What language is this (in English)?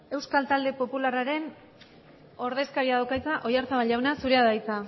Basque